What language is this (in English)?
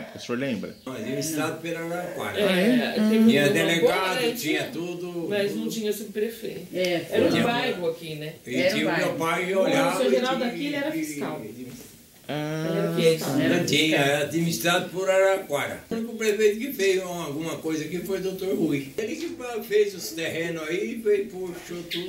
Portuguese